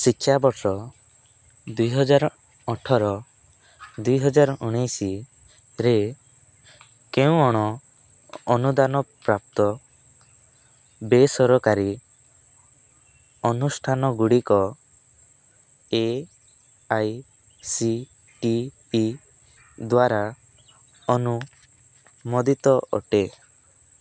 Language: Odia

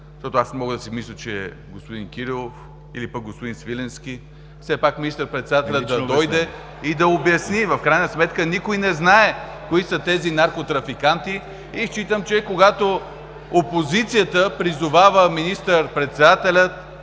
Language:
Bulgarian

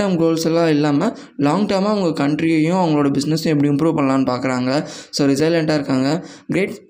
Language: Tamil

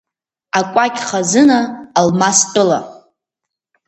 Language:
Abkhazian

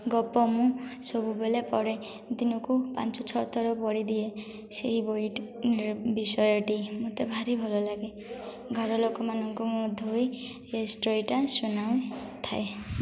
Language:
Odia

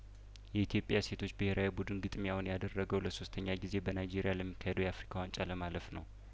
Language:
Amharic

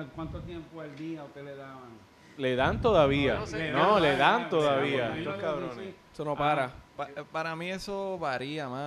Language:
Spanish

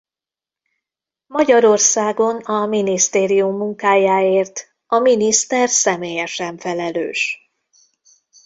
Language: Hungarian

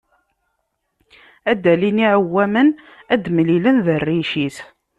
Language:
Kabyle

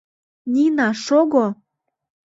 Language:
Mari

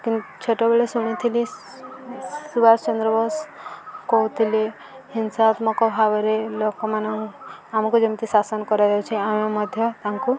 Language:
Odia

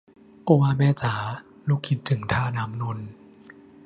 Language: Thai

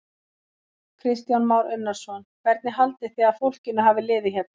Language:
Icelandic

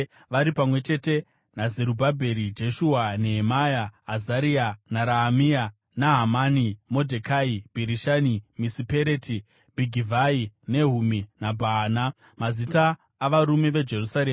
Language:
Shona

